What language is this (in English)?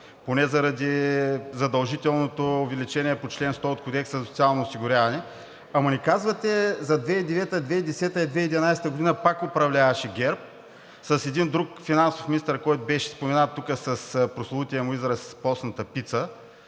Bulgarian